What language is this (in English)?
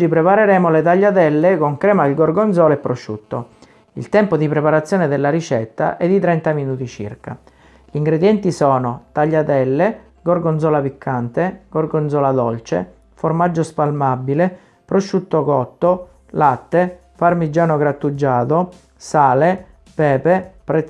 Italian